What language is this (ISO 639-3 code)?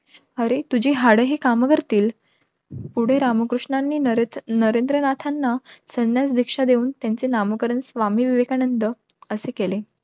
mar